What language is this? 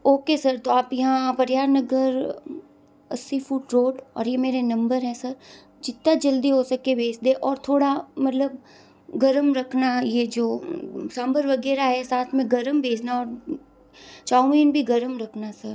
Hindi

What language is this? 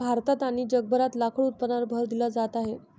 Marathi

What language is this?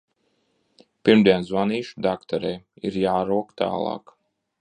Latvian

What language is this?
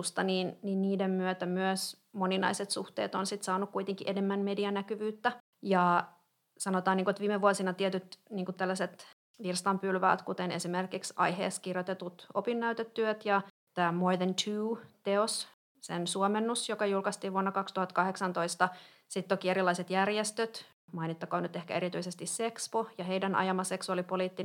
Finnish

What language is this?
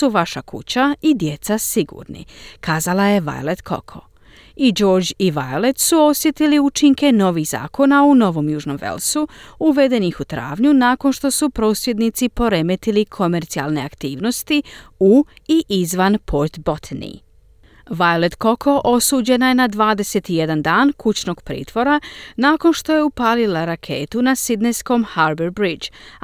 Croatian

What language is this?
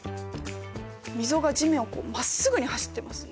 Japanese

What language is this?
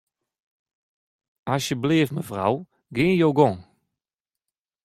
Western Frisian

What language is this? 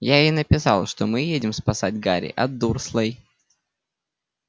Russian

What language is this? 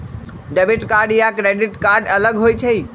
Magahi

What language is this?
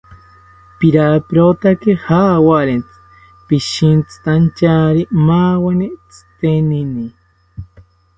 South Ucayali Ashéninka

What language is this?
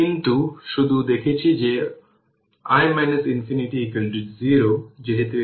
Bangla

